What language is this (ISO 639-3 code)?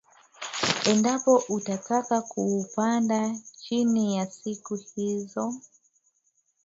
swa